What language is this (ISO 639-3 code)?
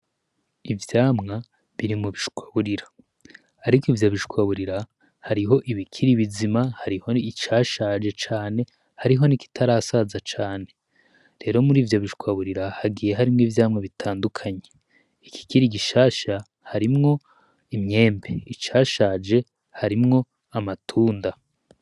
run